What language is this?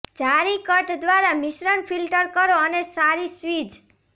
Gujarati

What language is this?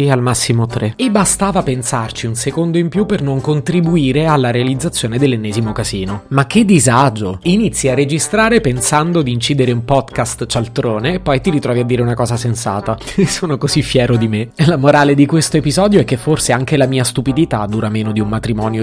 Italian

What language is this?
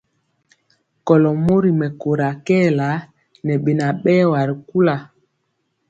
Mpiemo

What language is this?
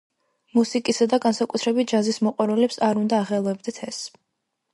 Georgian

